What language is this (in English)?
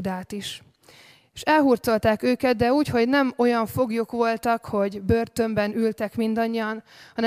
Hungarian